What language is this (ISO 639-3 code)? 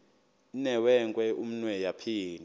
xho